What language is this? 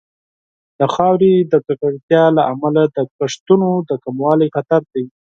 Pashto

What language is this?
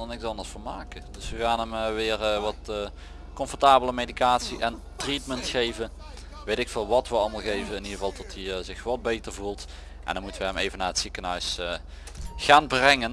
Dutch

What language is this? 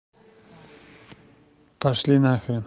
Russian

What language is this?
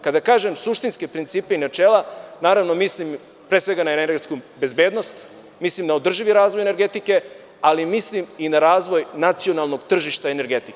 Serbian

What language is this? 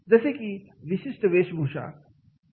Marathi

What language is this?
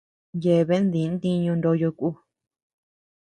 Tepeuxila Cuicatec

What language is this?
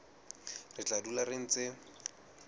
Southern Sotho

